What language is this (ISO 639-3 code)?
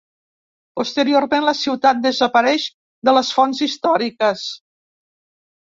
cat